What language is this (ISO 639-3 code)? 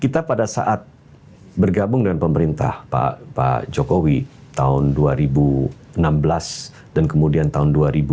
ind